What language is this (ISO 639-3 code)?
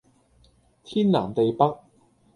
yue